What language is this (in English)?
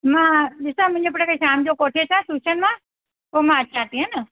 Sindhi